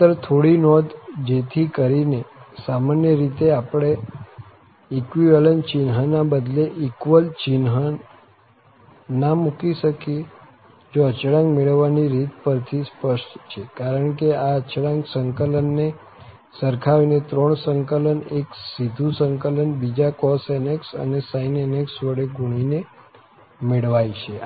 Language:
Gujarati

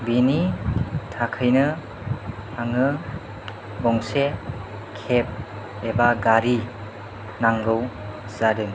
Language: Bodo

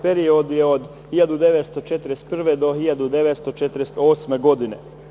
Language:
Serbian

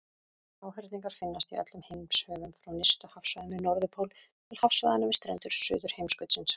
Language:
Icelandic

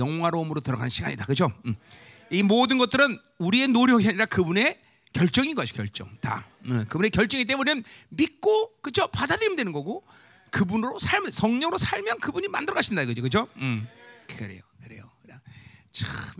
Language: Korean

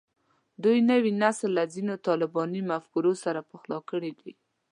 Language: Pashto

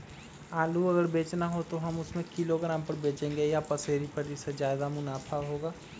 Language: Magahi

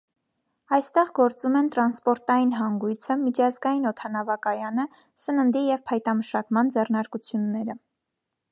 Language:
Armenian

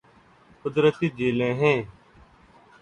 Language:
Urdu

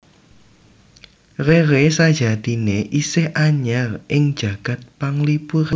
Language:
Javanese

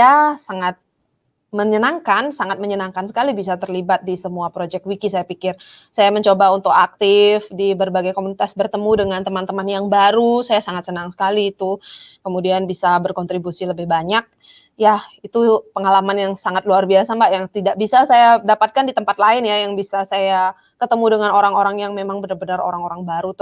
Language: Indonesian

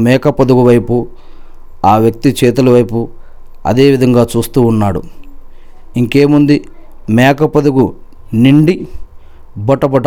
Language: Telugu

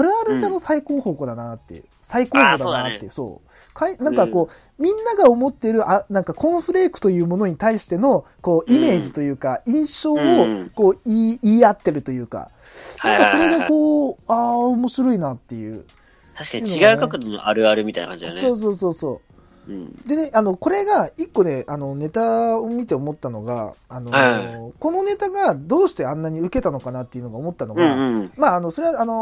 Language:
Japanese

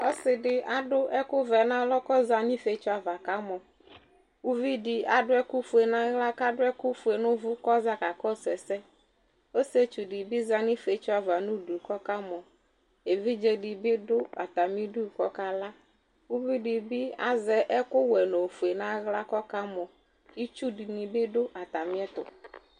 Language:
Ikposo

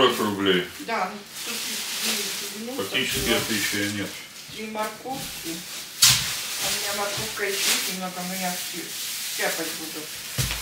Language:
Russian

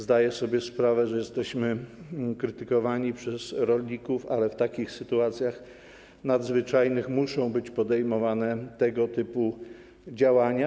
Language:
Polish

